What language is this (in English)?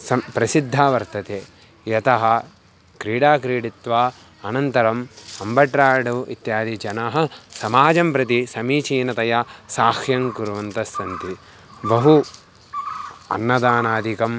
Sanskrit